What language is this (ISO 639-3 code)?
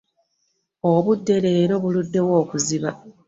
lug